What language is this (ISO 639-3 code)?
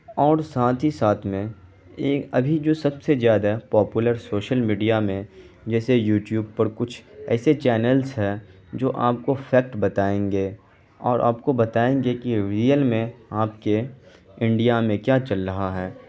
urd